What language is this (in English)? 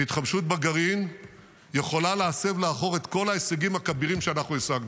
Hebrew